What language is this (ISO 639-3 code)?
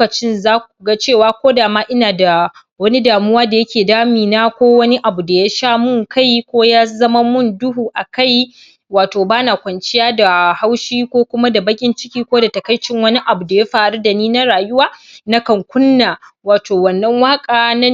hau